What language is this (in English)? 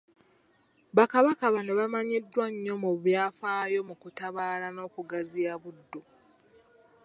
Ganda